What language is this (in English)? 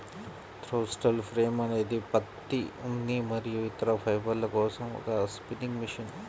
Telugu